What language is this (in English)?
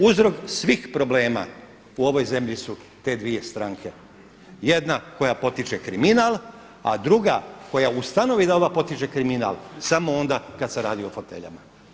Croatian